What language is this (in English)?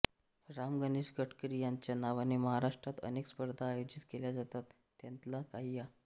Marathi